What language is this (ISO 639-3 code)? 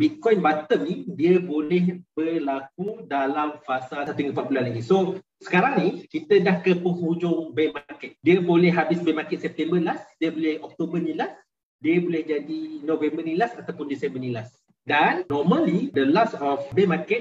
msa